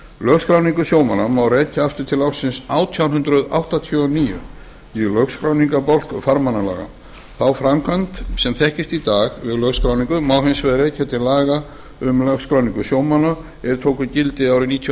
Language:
Icelandic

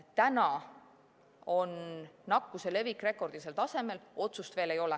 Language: Estonian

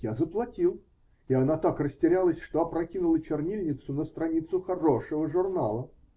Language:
Russian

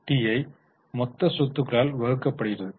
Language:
Tamil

